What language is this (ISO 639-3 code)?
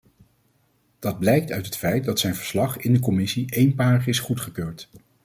nld